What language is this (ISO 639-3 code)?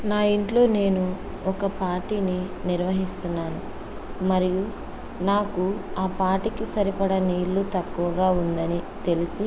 tel